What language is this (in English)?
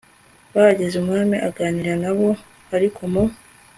Kinyarwanda